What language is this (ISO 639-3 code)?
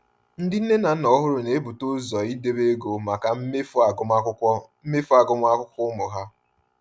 ibo